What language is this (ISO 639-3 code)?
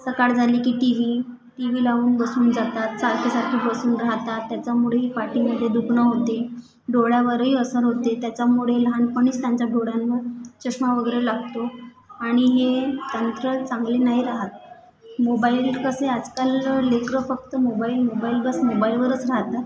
mar